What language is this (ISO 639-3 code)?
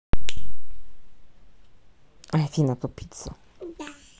rus